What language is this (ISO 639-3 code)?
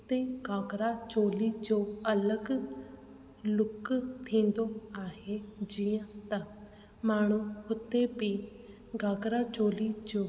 snd